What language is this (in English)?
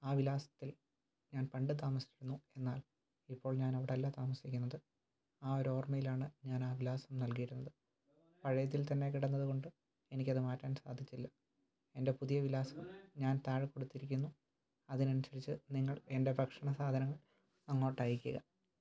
Malayalam